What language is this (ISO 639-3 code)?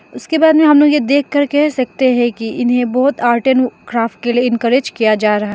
hin